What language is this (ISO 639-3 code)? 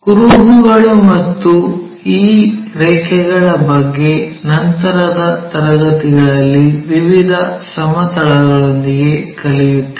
kan